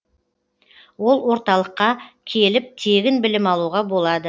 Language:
Kazakh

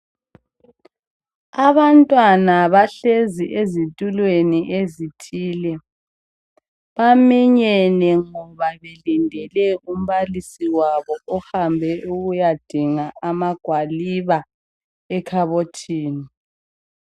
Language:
North Ndebele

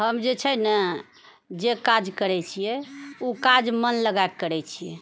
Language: Maithili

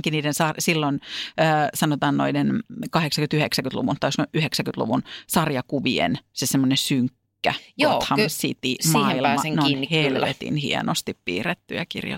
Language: Finnish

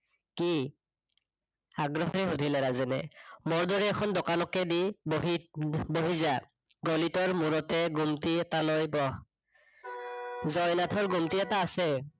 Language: Assamese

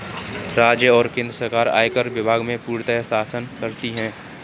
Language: Hindi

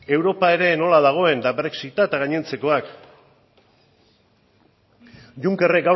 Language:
Basque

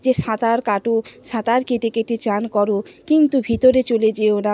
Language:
Bangla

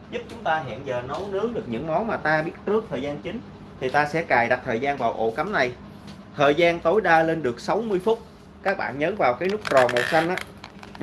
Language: Vietnamese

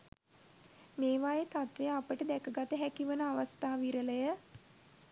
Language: Sinhala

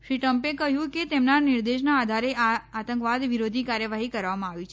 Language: Gujarati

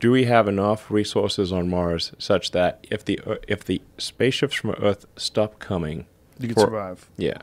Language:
Persian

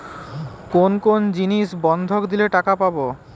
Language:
Bangla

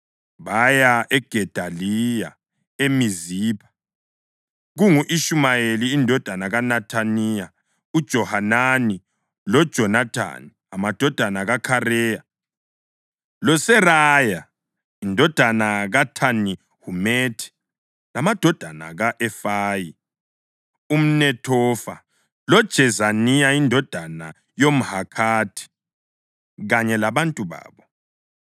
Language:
North Ndebele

